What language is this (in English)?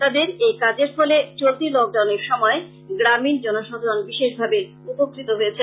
Bangla